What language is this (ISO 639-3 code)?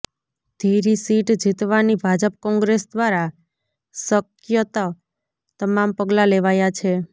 guj